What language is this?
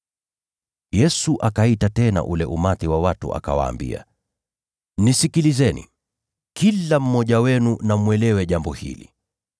Swahili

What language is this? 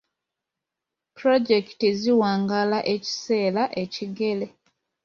Ganda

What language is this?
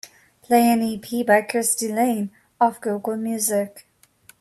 English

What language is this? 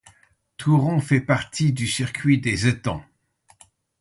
French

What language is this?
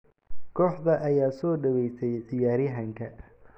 Somali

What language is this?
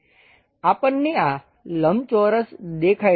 Gujarati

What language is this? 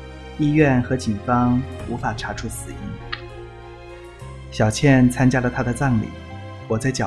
Chinese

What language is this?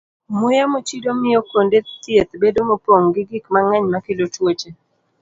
Luo (Kenya and Tanzania)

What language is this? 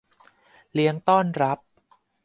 Thai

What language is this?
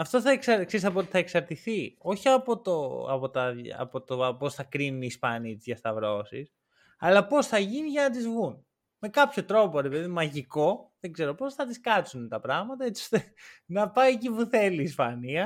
Greek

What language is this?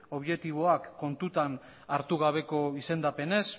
Basque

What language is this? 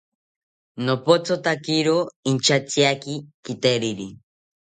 South Ucayali Ashéninka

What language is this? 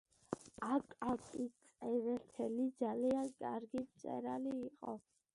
Georgian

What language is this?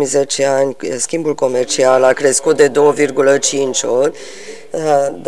Romanian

